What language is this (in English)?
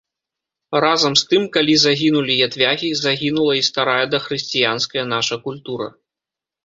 Belarusian